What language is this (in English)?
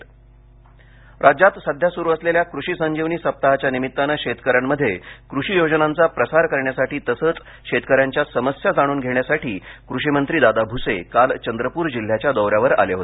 Marathi